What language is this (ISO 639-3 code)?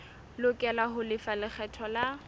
sot